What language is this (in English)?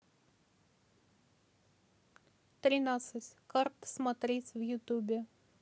Russian